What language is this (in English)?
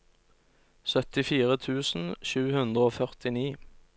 Norwegian